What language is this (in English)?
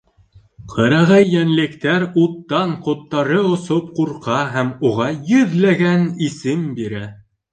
Bashkir